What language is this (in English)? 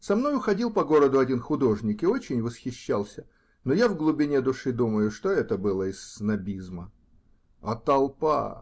Russian